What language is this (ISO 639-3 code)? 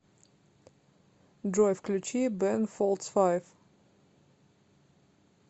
rus